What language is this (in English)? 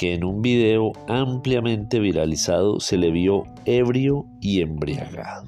Spanish